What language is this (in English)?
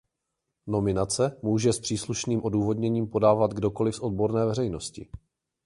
Czech